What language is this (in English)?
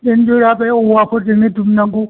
Bodo